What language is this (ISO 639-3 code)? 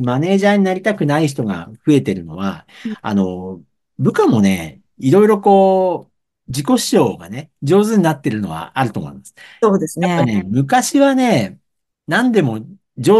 jpn